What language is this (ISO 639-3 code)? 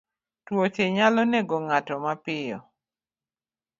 luo